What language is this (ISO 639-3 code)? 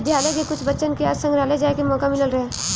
bho